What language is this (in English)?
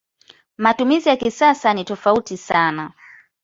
Swahili